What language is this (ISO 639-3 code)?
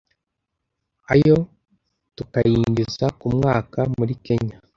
kin